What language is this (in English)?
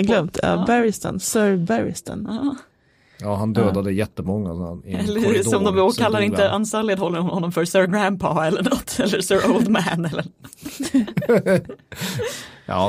Swedish